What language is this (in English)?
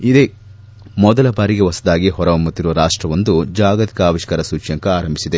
Kannada